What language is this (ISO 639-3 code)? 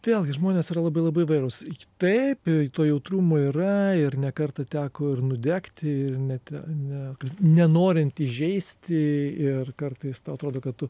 lit